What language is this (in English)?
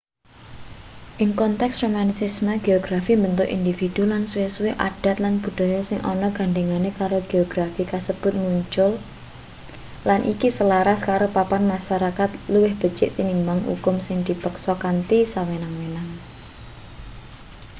Javanese